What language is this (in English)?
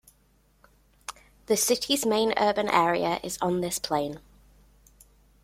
English